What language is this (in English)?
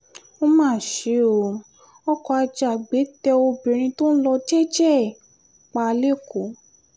Yoruba